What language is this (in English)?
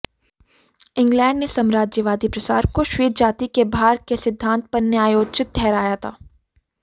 Hindi